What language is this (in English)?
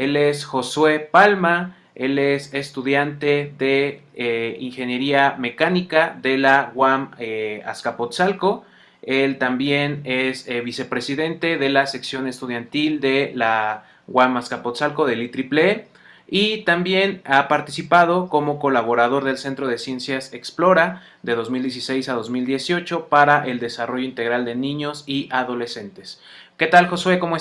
Spanish